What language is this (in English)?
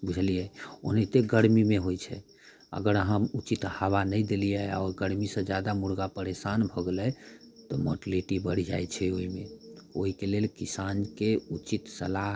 Maithili